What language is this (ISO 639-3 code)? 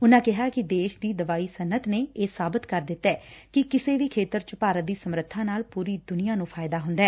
pan